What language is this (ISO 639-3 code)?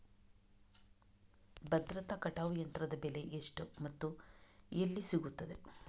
kan